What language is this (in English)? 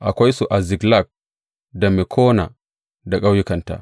Hausa